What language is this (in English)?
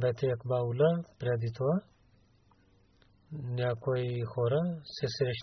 Bulgarian